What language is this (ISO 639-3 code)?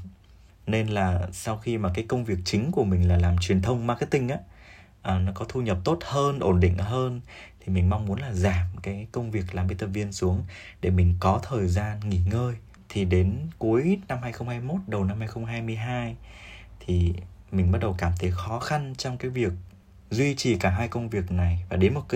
vie